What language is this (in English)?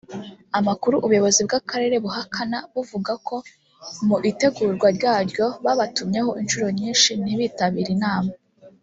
Kinyarwanda